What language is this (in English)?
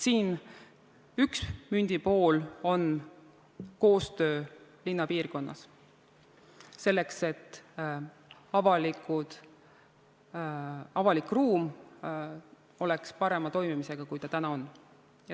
Estonian